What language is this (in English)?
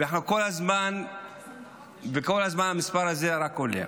Hebrew